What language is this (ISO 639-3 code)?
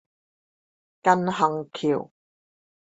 zho